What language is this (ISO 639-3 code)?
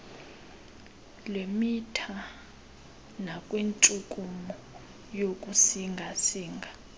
xho